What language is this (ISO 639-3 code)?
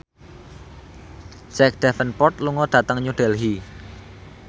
jav